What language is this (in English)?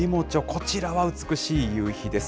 Japanese